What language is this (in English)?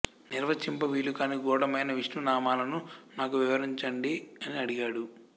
Telugu